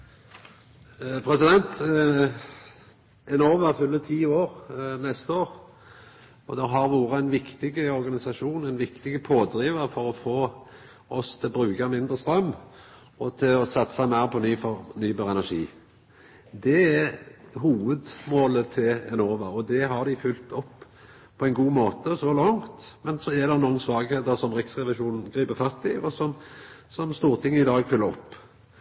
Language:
Norwegian Nynorsk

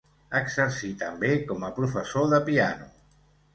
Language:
Catalan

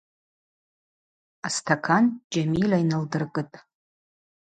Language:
Abaza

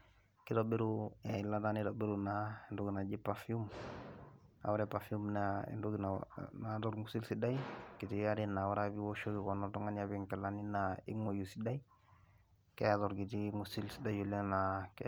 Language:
Masai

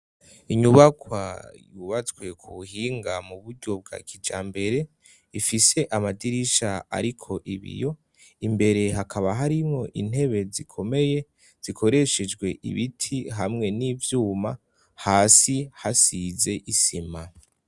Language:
Rundi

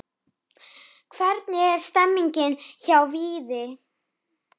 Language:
Icelandic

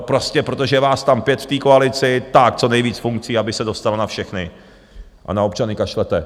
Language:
Czech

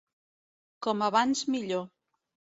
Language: Catalan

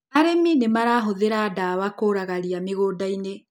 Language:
Kikuyu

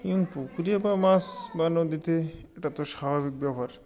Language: Bangla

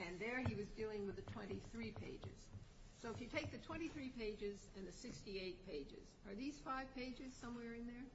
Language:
English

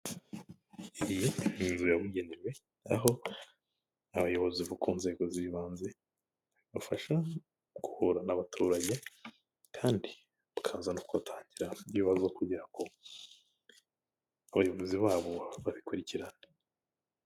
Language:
Kinyarwanda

